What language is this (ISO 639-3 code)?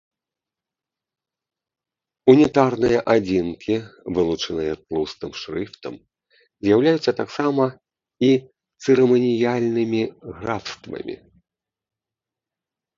bel